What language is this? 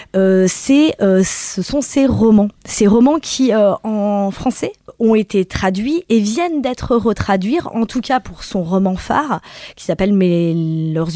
French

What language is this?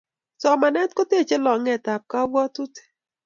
Kalenjin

